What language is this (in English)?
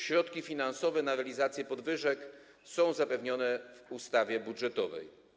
Polish